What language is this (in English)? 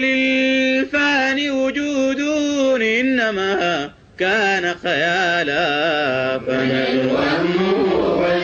Arabic